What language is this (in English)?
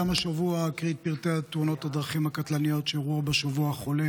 Hebrew